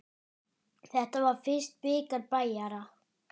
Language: Icelandic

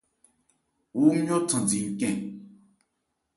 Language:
Ebrié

